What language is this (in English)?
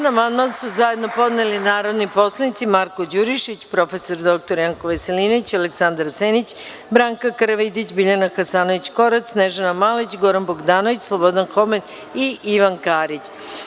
Serbian